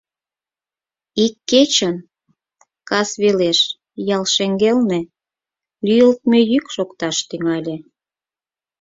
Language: Mari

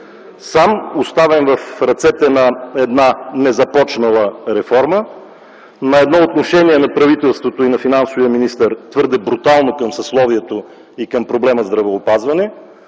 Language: Bulgarian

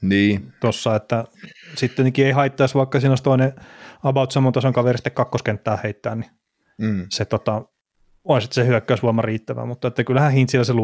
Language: Finnish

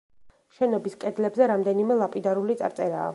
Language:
Georgian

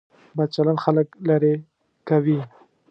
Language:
Pashto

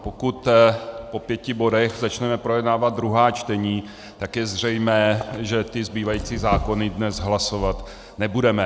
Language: Czech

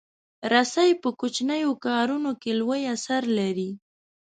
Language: Pashto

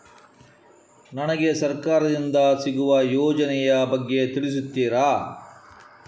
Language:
Kannada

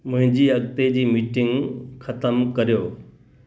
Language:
Sindhi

